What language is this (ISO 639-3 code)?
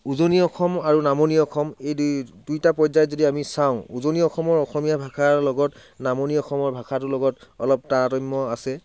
asm